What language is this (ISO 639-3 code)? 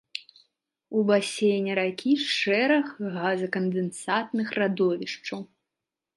bel